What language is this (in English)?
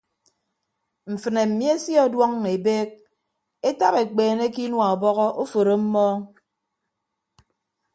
Ibibio